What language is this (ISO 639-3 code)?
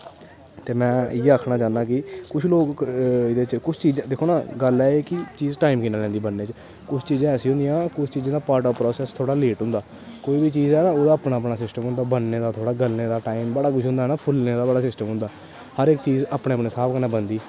doi